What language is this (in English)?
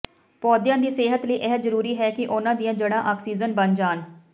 Punjabi